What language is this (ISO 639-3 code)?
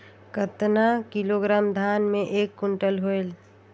hne